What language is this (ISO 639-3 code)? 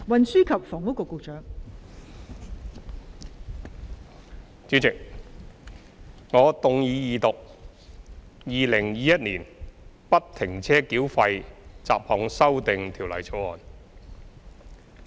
yue